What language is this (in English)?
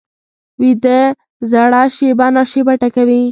Pashto